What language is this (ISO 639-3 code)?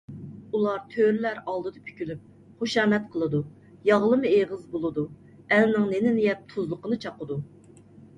uig